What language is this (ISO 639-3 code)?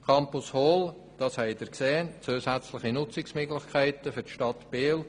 gsw